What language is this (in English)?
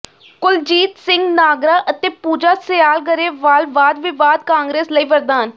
Punjabi